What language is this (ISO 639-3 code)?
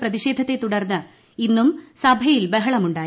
mal